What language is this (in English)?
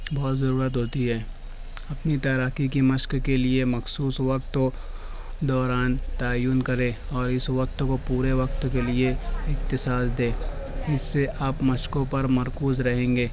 Urdu